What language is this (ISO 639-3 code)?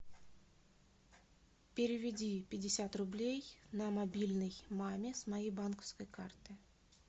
rus